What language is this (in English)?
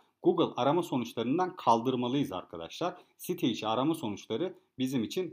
Turkish